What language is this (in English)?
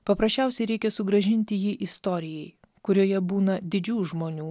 Lithuanian